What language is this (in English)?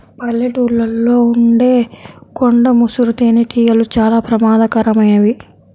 Telugu